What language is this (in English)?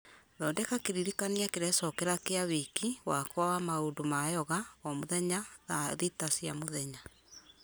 Kikuyu